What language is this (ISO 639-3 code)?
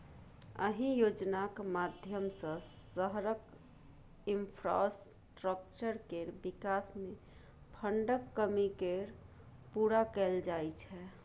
mai